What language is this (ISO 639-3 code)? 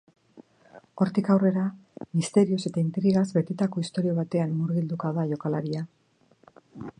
eus